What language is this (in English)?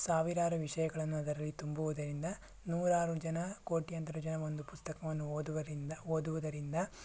Kannada